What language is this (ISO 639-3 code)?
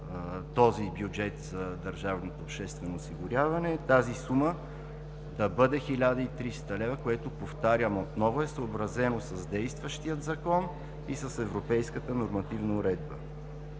bul